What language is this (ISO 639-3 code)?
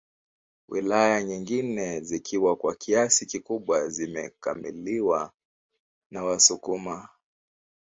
swa